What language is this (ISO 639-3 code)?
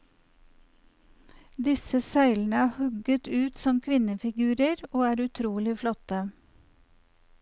nor